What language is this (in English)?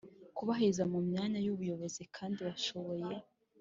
Kinyarwanda